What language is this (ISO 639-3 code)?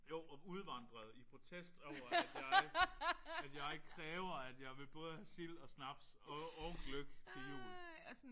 dan